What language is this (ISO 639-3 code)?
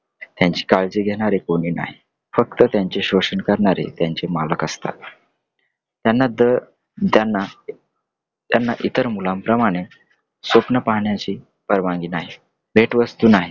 mar